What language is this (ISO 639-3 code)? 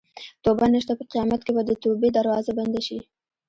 pus